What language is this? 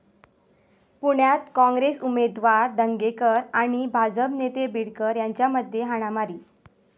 Marathi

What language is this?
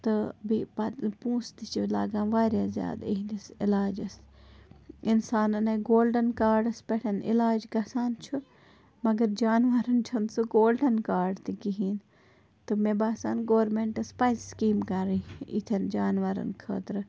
Kashmiri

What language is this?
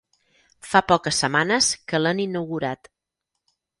Catalan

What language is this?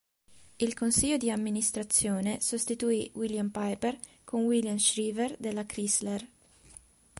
Italian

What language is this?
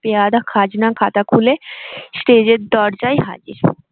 Bangla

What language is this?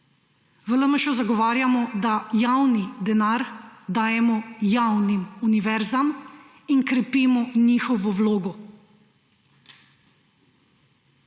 Slovenian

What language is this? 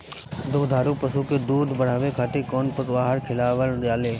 Bhojpuri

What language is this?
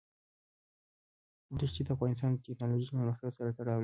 Pashto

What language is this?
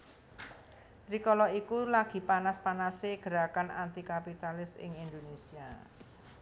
Javanese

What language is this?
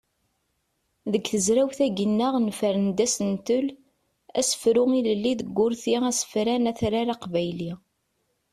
Kabyle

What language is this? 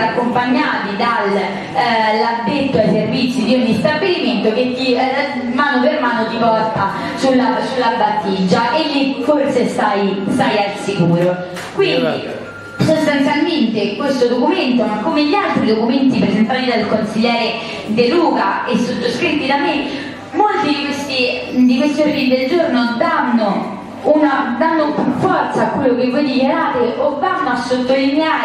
Italian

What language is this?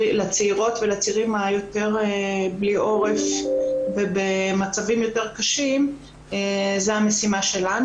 Hebrew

